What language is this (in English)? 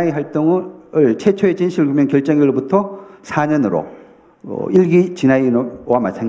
Korean